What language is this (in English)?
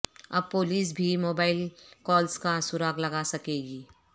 Urdu